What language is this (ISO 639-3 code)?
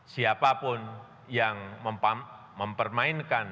ind